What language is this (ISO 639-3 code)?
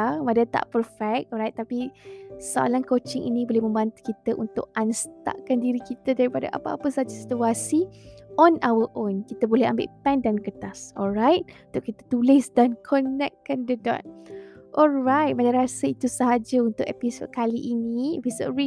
msa